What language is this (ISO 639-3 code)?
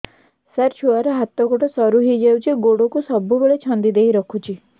ori